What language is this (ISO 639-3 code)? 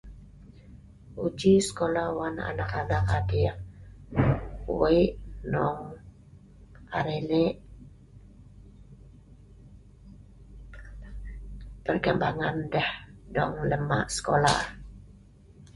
snv